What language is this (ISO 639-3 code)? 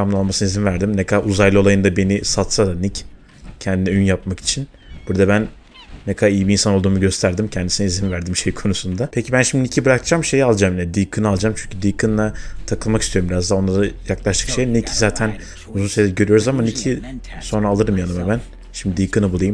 tur